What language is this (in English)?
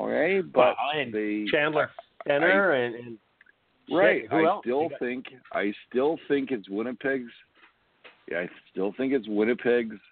English